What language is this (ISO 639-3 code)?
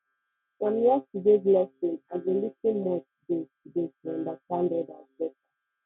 pcm